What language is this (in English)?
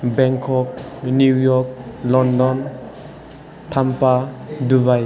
Bodo